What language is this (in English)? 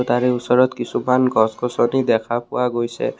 Assamese